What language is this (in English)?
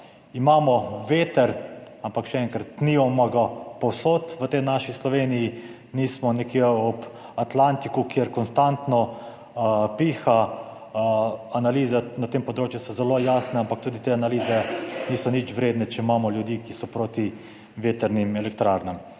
Slovenian